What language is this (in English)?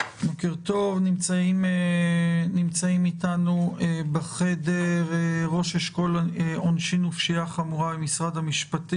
Hebrew